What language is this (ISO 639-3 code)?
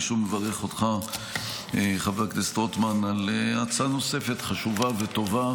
heb